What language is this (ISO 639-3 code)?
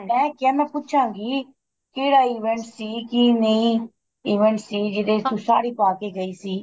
pan